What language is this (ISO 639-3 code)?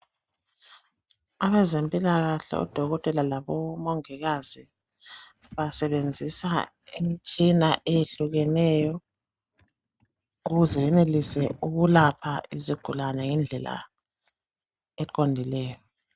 nde